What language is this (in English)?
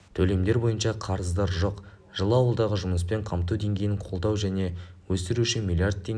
Kazakh